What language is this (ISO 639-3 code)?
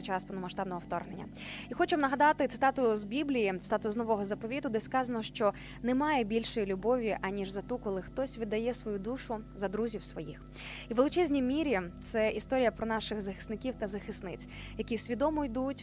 ukr